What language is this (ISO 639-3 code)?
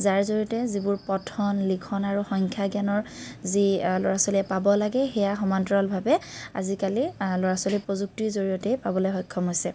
asm